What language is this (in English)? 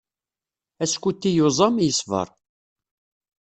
Kabyle